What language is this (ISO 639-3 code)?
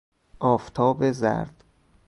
fas